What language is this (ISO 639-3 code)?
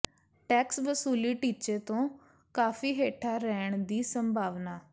pan